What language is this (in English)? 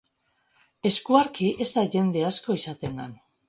Basque